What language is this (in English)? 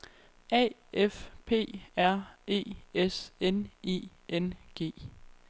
Danish